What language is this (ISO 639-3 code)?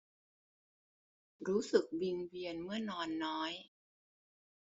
tha